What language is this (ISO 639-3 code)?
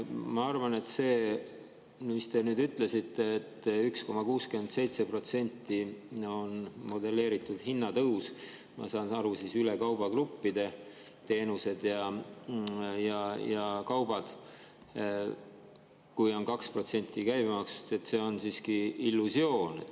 est